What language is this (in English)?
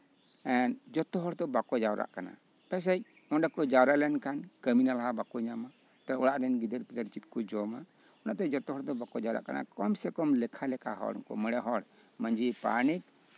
Santali